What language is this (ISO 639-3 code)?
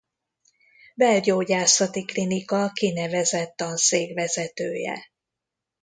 hun